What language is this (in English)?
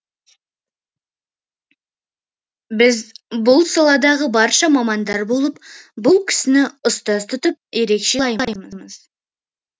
Kazakh